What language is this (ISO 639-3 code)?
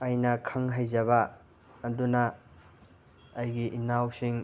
mni